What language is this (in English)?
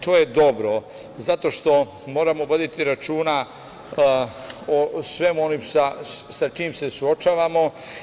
Serbian